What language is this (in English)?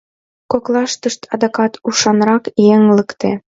Mari